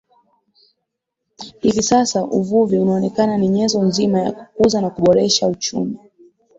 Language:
Swahili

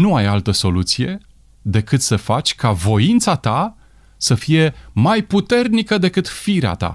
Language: Romanian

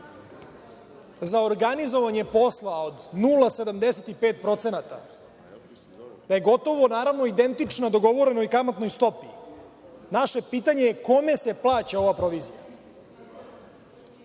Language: Serbian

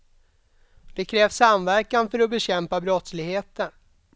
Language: Swedish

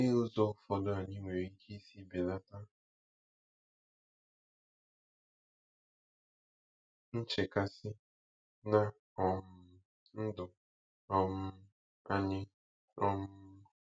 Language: Igbo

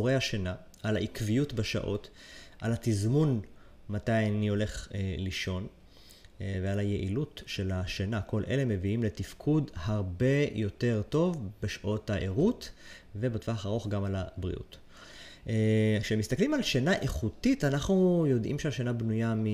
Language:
Hebrew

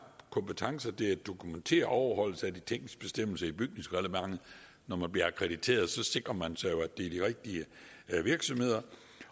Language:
Danish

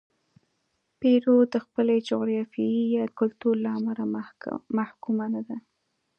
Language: Pashto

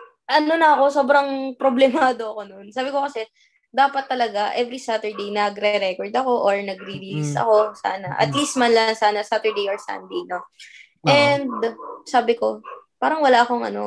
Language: Filipino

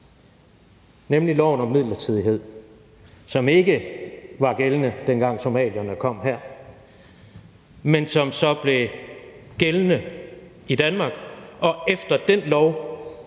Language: Danish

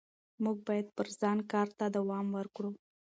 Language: Pashto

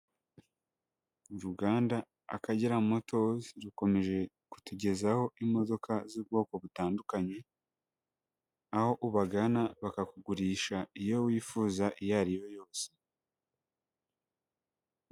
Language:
Kinyarwanda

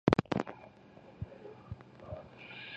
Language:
Chinese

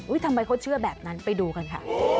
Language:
Thai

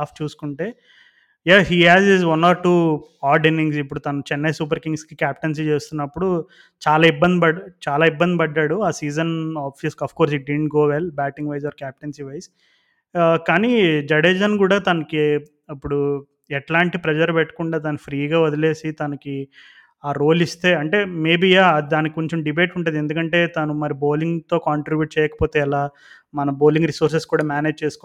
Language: Telugu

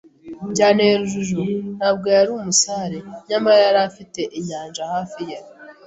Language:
Kinyarwanda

